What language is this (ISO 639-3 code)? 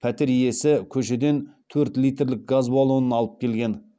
kaz